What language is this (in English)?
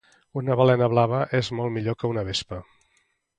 Catalan